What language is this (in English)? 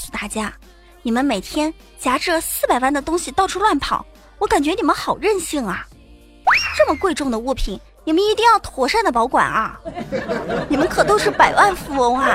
Chinese